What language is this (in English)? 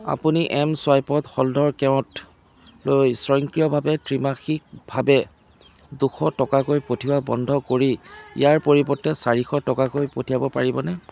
Assamese